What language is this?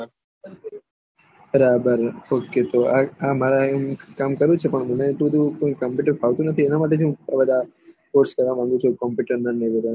Gujarati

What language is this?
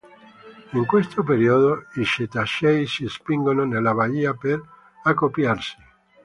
Italian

